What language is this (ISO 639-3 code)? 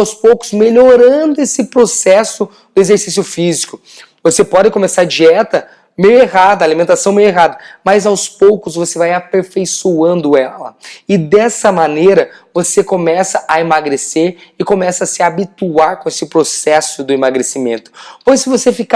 por